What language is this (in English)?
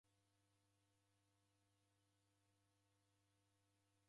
Taita